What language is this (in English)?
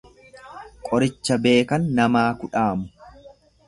Oromo